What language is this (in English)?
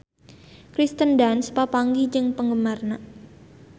Sundanese